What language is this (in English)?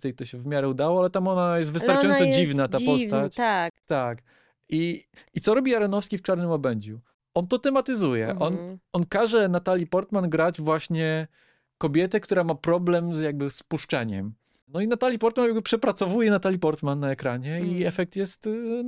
Polish